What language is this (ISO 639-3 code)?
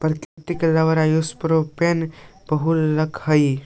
mag